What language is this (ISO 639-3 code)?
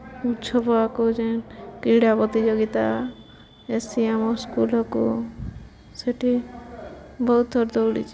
ori